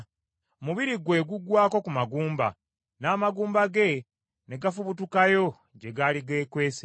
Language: Ganda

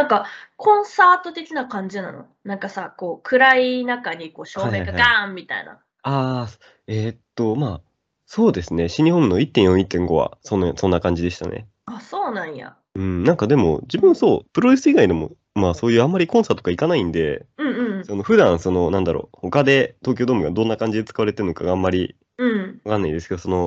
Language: Japanese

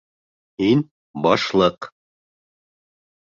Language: Bashkir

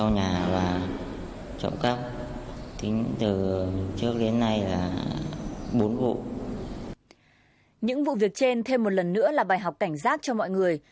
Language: Vietnamese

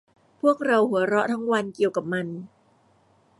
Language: Thai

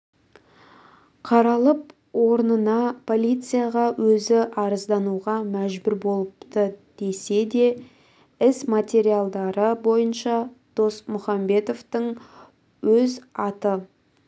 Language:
Kazakh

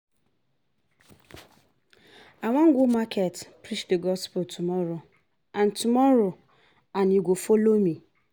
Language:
Nigerian Pidgin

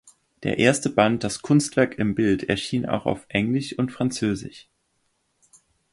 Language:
German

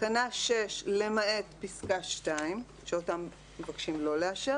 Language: Hebrew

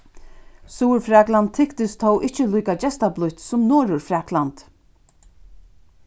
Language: Faroese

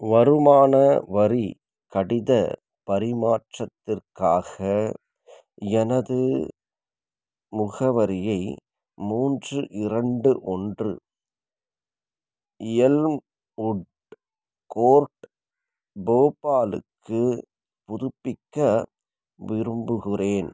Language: Tamil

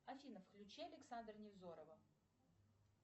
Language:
Russian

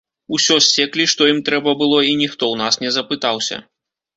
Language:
Belarusian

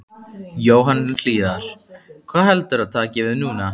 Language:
Icelandic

